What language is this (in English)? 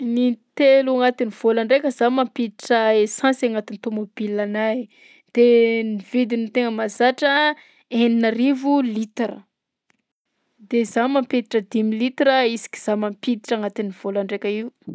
Southern Betsimisaraka Malagasy